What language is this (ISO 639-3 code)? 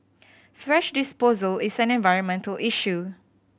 eng